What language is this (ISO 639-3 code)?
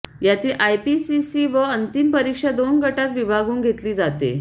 mar